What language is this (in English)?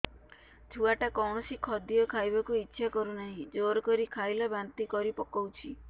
Odia